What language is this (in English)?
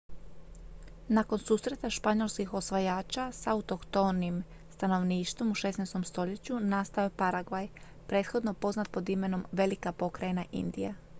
Croatian